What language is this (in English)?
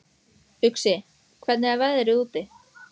Icelandic